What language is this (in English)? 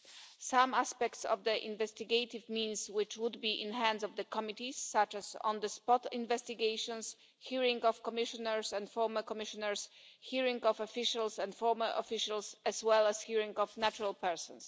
English